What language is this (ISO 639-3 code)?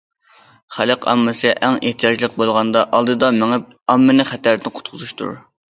uig